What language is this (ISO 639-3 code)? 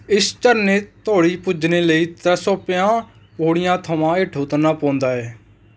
doi